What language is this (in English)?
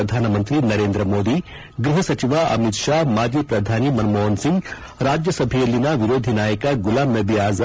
Kannada